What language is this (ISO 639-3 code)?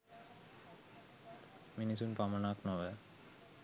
sin